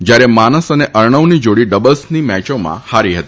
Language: Gujarati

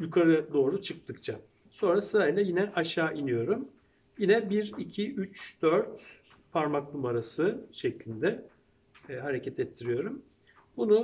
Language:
Turkish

